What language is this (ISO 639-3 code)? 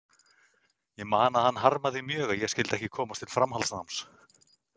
isl